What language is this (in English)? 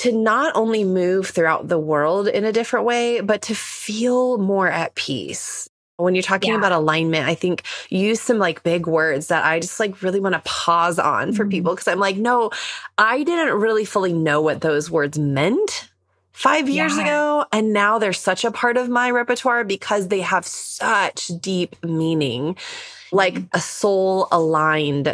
English